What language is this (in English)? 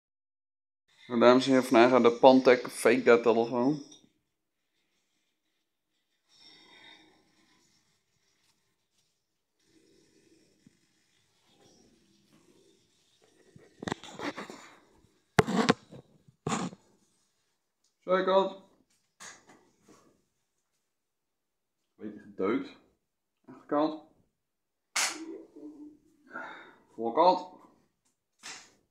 Dutch